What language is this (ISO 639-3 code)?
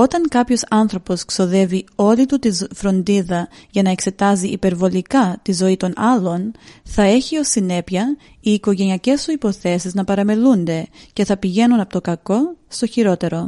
ell